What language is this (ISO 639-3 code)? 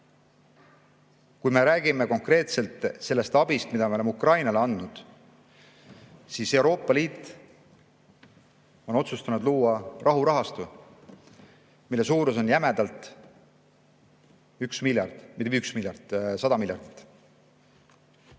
est